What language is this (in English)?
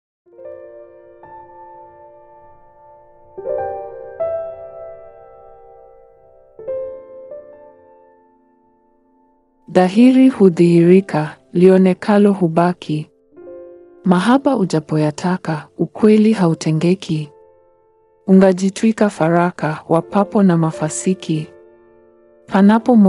Swahili